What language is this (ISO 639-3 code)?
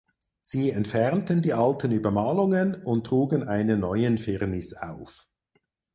deu